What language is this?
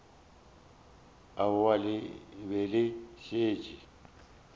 Northern Sotho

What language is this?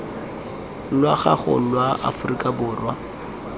Tswana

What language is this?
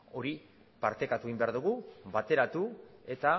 Basque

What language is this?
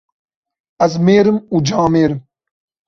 Kurdish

